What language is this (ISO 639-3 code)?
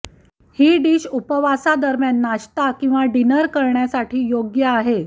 mar